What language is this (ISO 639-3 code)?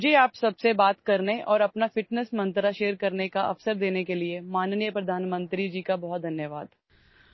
mar